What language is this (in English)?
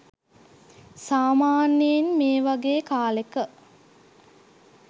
Sinhala